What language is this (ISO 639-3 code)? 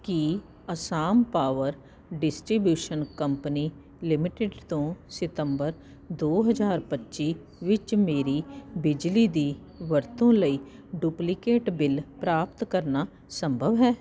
pan